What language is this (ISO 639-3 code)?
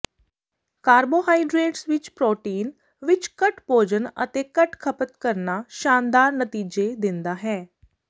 pan